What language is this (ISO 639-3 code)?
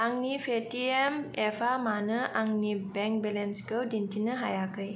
brx